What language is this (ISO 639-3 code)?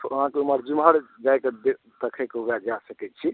mai